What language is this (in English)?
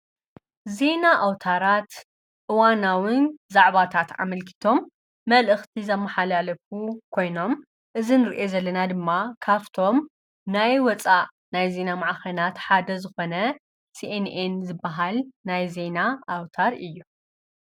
Tigrinya